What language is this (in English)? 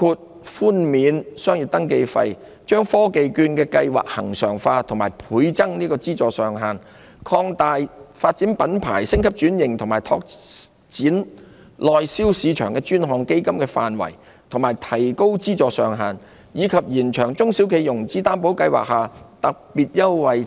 Cantonese